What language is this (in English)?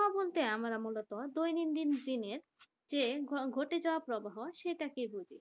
Bangla